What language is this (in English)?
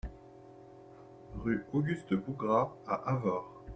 French